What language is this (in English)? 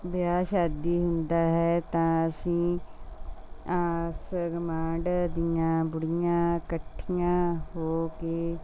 Punjabi